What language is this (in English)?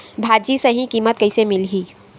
Chhattisgarhi